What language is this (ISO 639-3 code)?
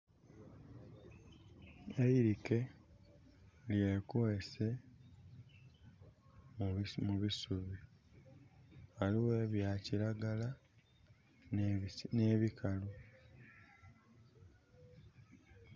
xog